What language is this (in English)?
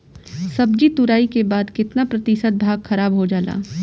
Bhojpuri